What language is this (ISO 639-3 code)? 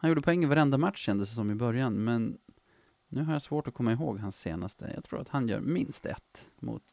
swe